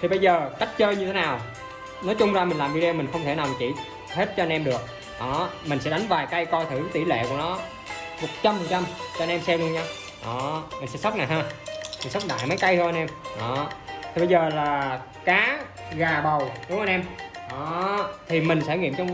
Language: Vietnamese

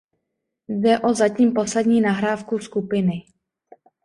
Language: Czech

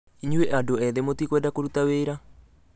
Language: Kikuyu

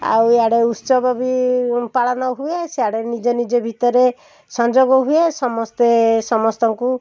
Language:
Odia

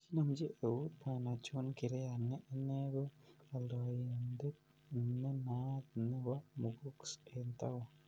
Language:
Kalenjin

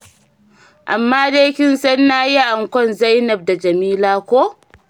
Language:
Hausa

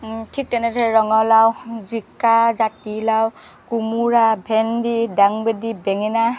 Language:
Assamese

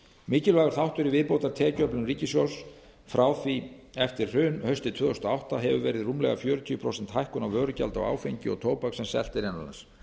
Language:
Icelandic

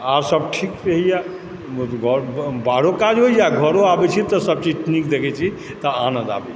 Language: Maithili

